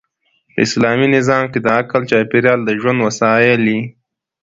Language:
Pashto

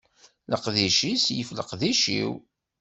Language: Kabyle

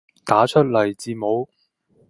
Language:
Cantonese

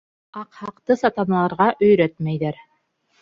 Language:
Bashkir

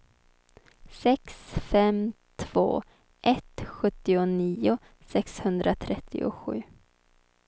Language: Swedish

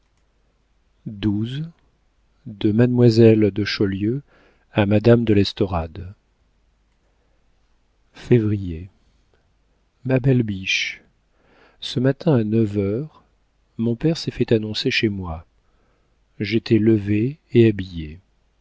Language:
French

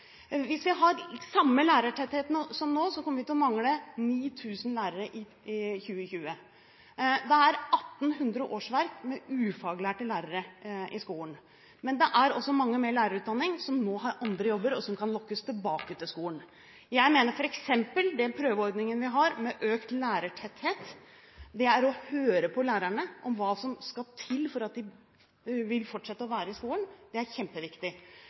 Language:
Norwegian Bokmål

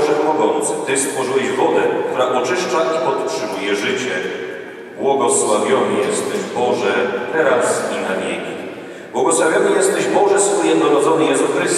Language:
Polish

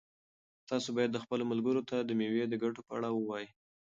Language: Pashto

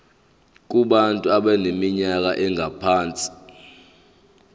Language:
Zulu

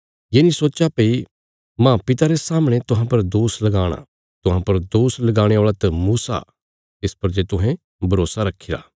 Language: Bilaspuri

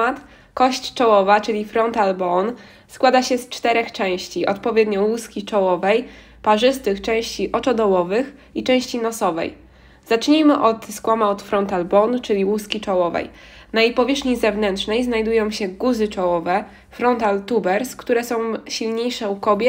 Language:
Polish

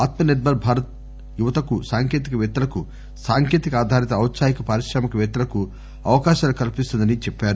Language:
Telugu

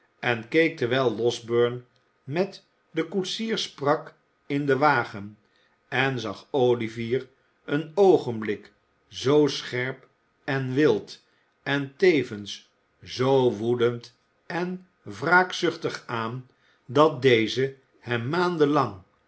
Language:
Dutch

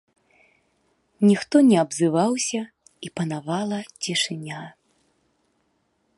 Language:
Belarusian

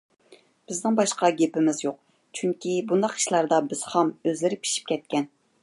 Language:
Uyghur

